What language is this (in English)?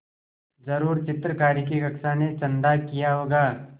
Hindi